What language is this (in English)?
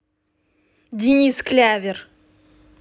Russian